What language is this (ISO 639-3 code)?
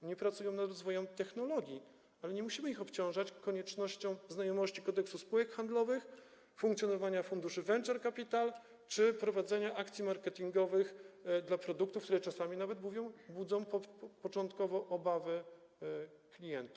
pol